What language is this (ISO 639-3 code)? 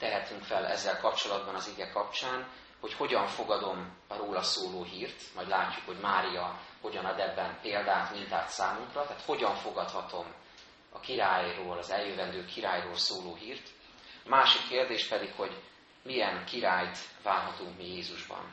hun